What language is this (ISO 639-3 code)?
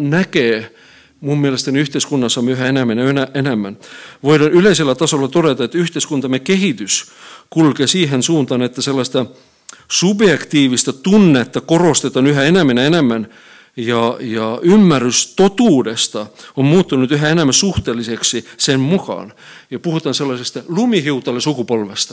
fin